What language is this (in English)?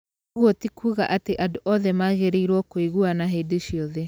Kikuyu